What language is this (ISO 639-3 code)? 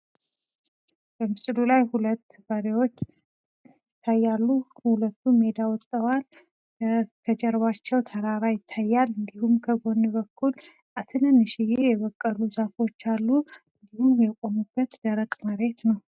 amh